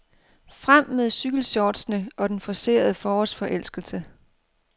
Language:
Danish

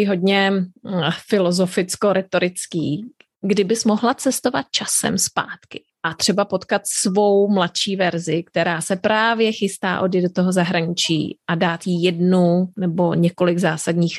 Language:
Czech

